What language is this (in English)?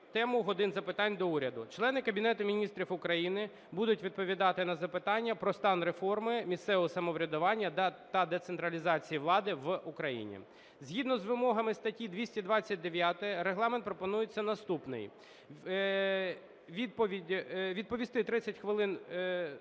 Ukrainian